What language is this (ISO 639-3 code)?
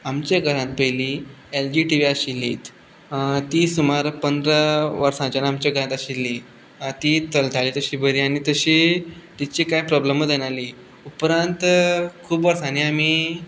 kok